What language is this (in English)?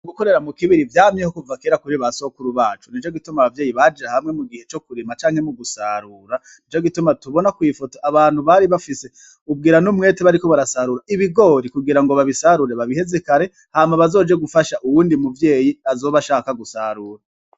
Rundi